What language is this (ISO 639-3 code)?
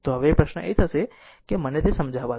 guj